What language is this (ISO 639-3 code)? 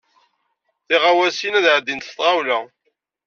kab